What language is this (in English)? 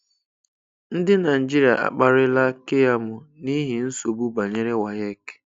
Igbo